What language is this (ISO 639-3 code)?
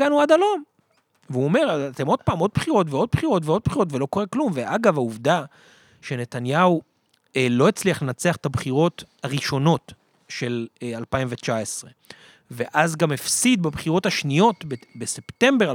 heb